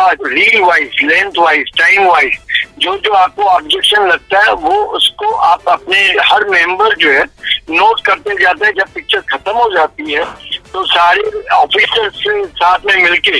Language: Hindi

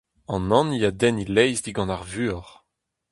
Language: Breton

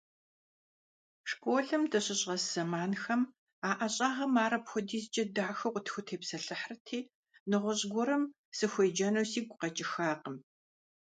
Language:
Kabardian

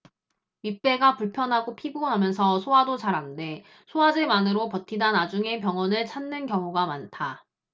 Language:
Korean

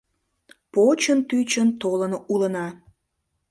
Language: Mari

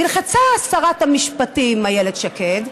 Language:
Hebrew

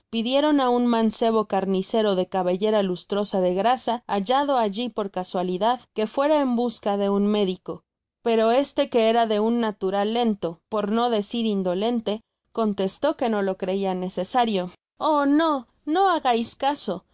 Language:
Spanish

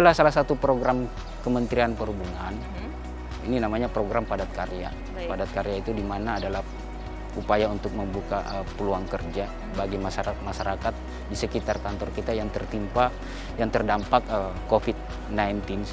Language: Indonesian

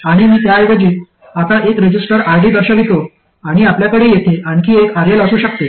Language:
Marathi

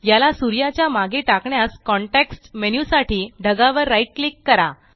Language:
Marathi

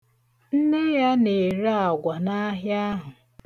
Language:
Igbo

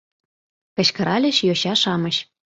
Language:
Mari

